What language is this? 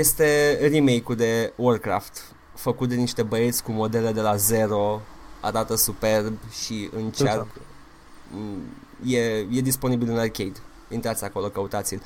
Romanian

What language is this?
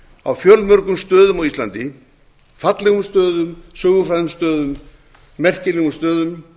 Icelandic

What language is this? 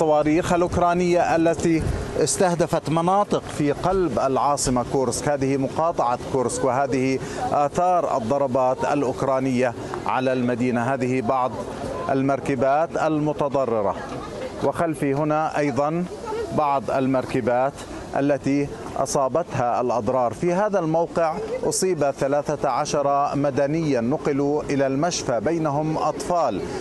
Arabic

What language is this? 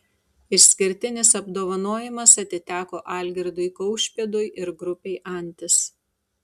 Lithuanian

